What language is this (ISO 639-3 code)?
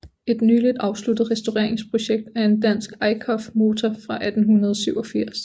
dan